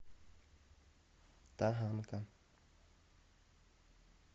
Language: Russian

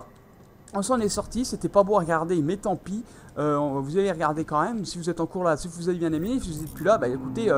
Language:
French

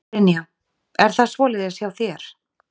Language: Icelandic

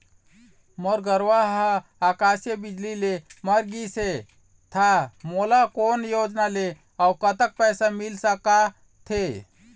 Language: Chhattisgarhi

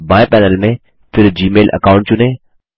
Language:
Hindi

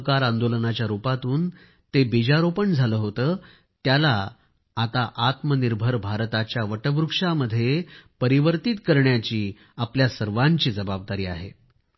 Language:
Marathi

